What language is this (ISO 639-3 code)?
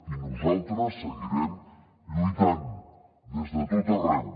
cat